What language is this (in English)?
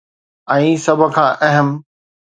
Sindhi